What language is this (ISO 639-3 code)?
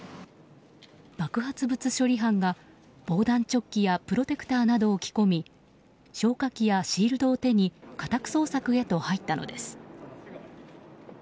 jpn